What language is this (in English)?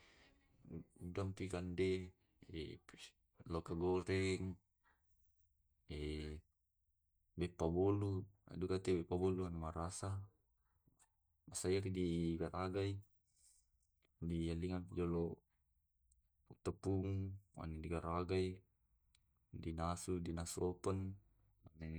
Tae'